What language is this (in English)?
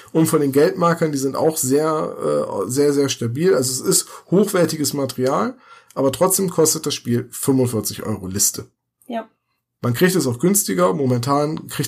German